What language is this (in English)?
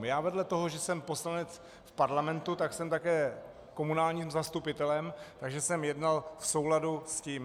Czech